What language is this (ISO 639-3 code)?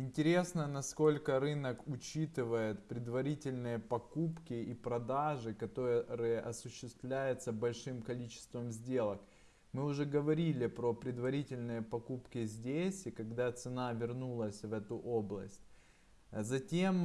rus